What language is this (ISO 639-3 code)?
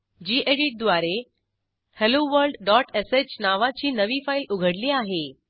mar